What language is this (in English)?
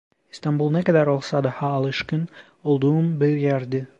Turkish